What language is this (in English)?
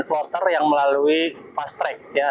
Indonesian